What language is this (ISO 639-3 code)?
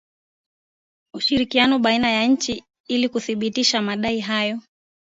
swa